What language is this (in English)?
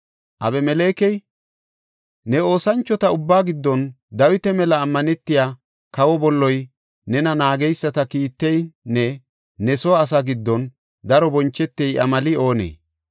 Gofa